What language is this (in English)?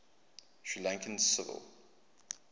English